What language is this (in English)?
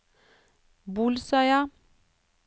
Norwegian